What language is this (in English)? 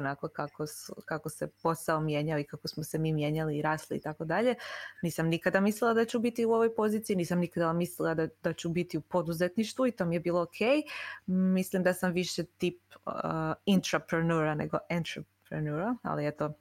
Croatian